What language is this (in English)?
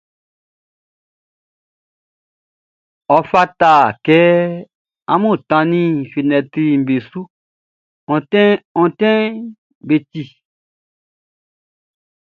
Baoulé